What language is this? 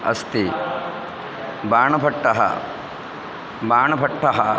Sanskrit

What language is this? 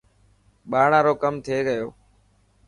Dhatki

